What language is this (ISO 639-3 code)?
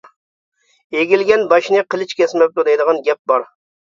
uig